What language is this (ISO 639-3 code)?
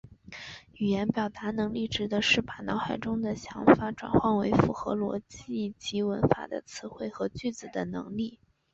zho